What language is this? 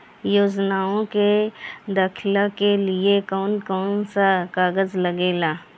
Bhojpuri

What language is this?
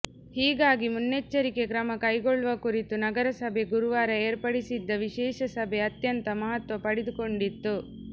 Kannada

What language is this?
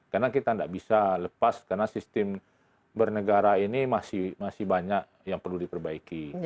Indonesian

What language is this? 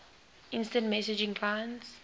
English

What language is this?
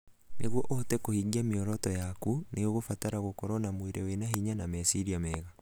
Kikuyu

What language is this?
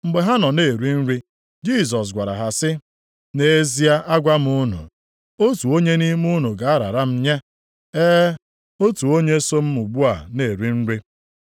Igbo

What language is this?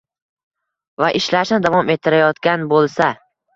Uzbek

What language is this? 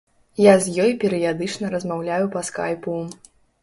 Belarusian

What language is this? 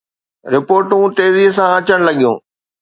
Sindhi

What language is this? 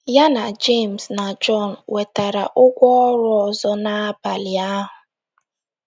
Igbo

